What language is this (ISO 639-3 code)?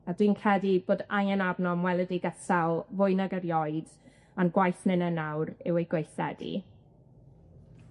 cym